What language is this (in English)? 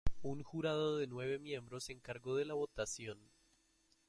Spanish